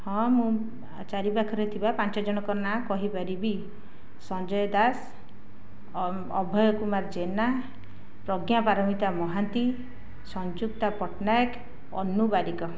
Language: Odia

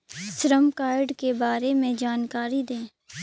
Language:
Hindi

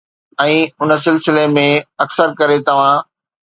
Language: Sindhi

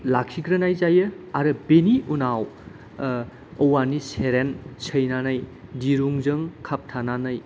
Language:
Bodo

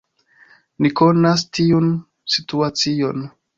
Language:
Esperanto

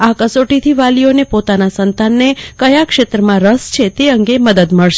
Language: Gujarati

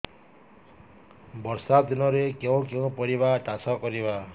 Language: Odia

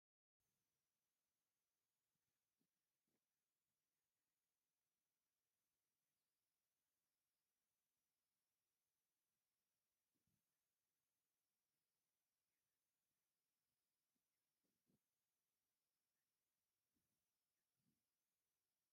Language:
Tigrinya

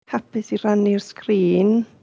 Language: Welsh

